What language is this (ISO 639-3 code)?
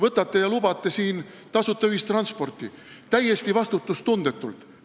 est